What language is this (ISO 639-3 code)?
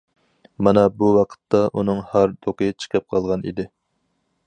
uig